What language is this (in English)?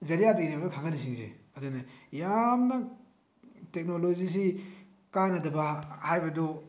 Manipuri